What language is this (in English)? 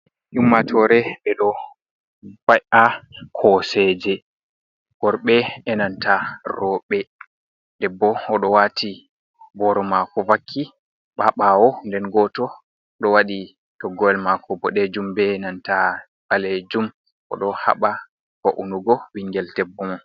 Fula